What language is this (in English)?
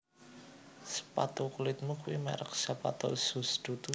Javanese